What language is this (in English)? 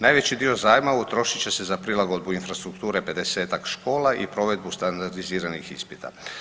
Croatian